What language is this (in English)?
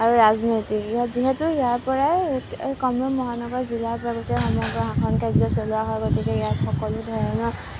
Assamese